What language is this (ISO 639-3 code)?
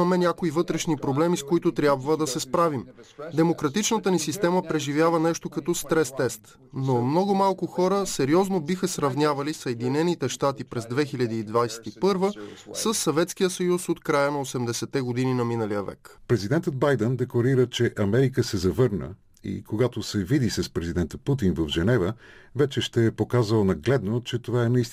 bul